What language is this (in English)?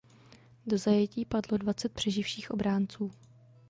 Czech